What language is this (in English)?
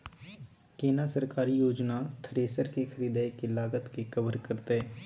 Maithili